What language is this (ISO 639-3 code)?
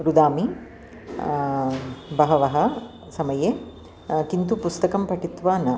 san